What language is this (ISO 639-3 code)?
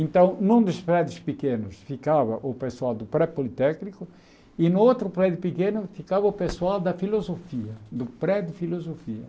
por